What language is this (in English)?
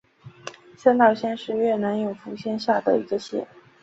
Chinese